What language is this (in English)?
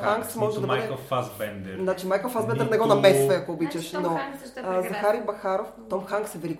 Bulgarian